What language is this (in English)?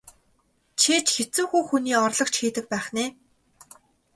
Mongolian